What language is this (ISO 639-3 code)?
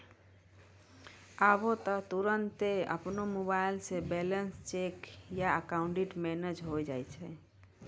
mai